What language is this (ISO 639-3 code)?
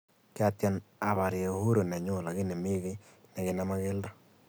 kln